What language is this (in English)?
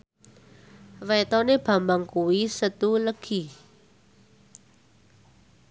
Javanese